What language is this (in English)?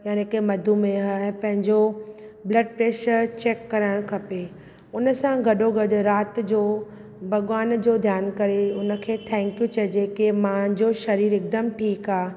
Sindhi